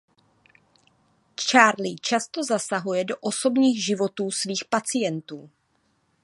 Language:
Czech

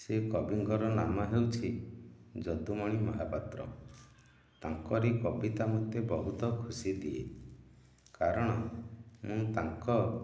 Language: Odia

